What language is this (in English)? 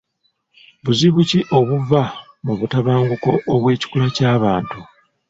Ganda